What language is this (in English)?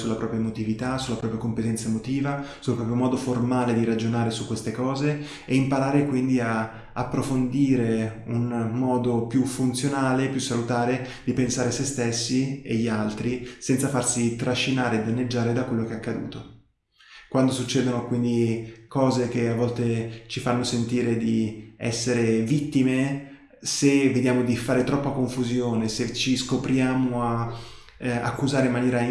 Italian